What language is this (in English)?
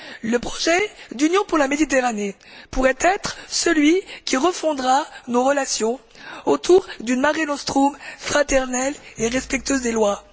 French